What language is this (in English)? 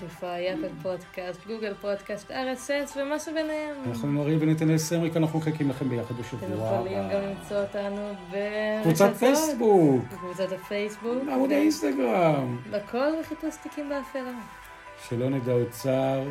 Hebrew